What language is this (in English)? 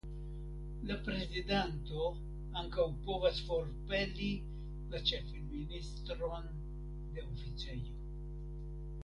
Esperanto